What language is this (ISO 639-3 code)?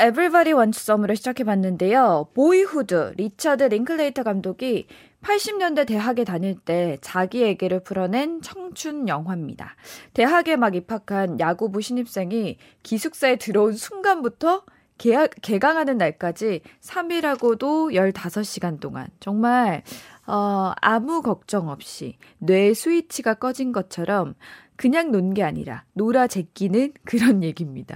kor